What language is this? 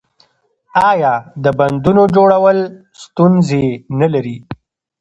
Pashto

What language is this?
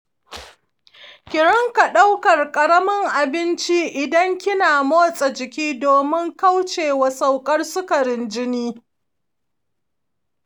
Hausa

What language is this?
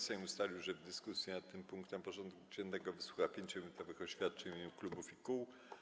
Polish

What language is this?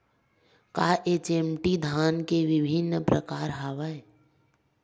Chhattisgarhi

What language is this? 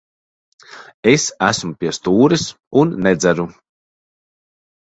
Latvian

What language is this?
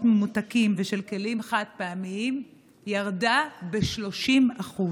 Hebrew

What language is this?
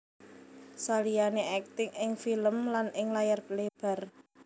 Javanese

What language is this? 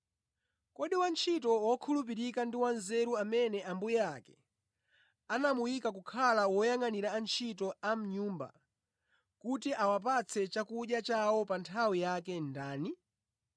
Nyanja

